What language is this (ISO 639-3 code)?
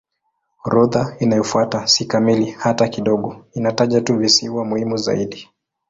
swa